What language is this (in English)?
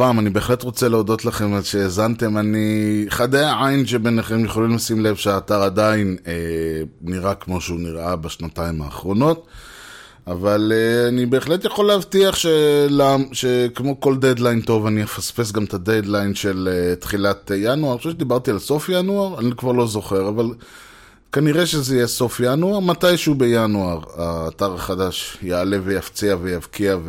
Hebrew